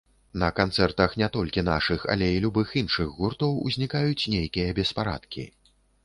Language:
Belarusian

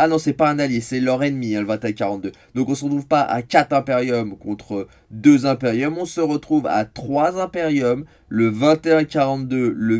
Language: French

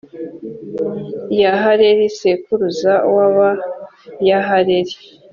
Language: Kinyarwanda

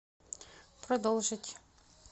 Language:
Russian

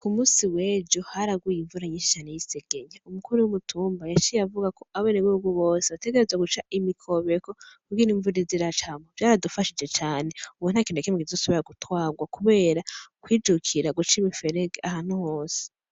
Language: Rundi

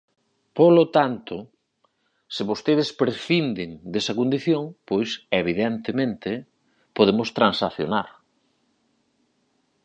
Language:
Galician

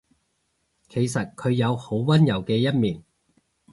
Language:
Cantonese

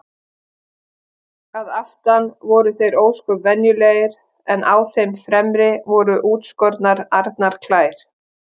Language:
Icelandic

